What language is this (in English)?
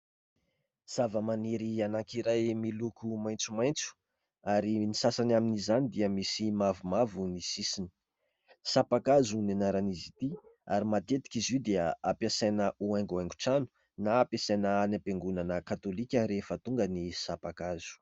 Malagasy